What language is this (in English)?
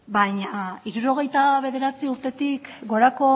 Basque